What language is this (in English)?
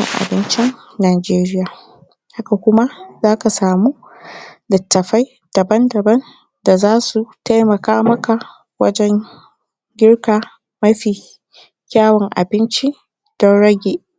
Hausa